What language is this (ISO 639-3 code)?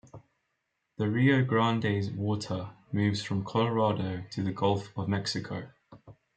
eng